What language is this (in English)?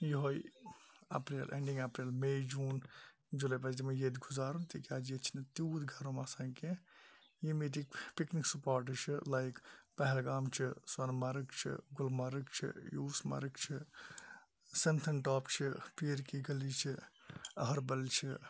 Kashmiri